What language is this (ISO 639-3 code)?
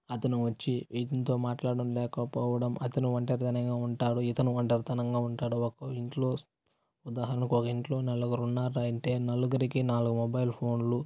tel